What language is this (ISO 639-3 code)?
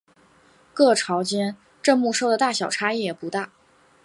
zho